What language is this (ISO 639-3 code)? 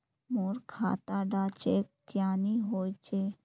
mag